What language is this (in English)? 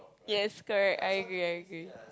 English